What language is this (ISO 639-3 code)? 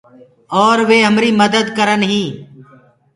ggg